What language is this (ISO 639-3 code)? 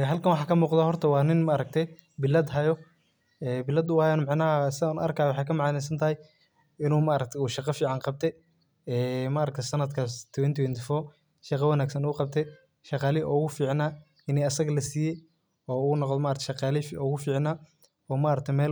som